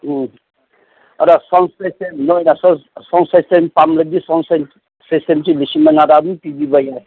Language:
Manipuri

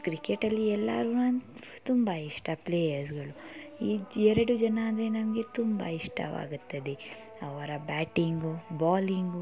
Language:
Kannada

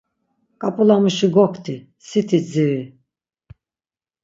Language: Laz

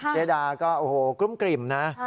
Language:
Thai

